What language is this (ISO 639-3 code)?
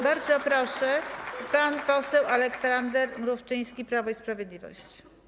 pol